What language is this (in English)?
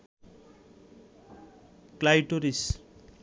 Bangla